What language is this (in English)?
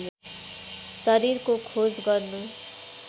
Nepali